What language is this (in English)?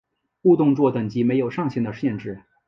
Chinese